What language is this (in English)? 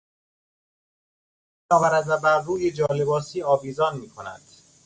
Persian